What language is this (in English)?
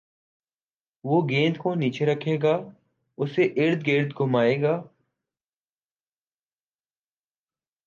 Urdu